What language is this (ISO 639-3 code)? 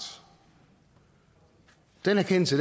dan